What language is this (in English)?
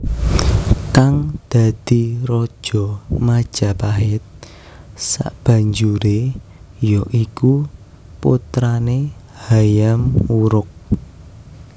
Javanese